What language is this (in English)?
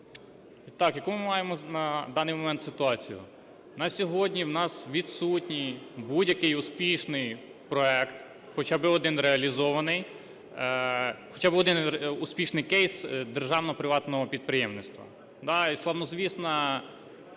Ukrainian